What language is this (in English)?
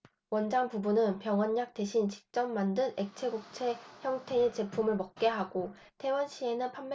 Korean